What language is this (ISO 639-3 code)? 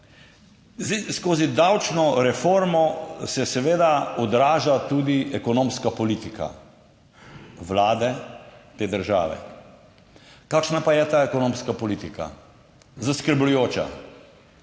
slv